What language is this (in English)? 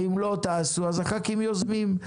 Hebrew